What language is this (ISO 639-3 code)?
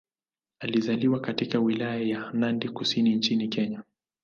swa